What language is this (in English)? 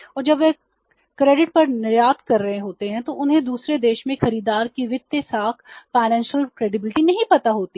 Hindi